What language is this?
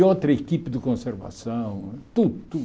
Portuguese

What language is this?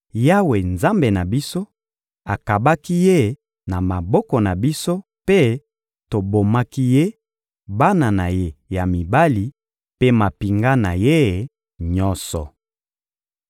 Lingala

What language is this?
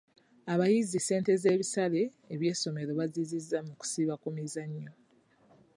Ganda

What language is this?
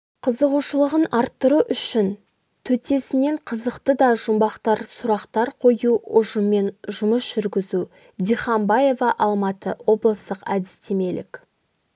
Kazakh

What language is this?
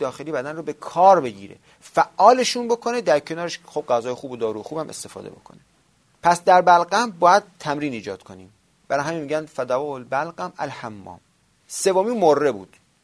Persian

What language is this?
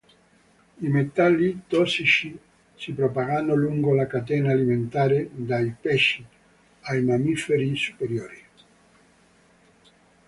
Italian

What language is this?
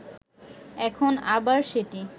Bangla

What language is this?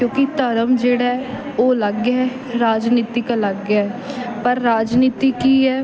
Punjabi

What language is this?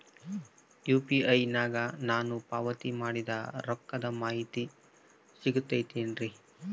Kannada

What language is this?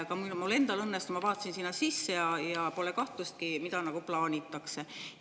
Estonian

